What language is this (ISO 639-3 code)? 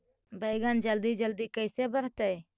mag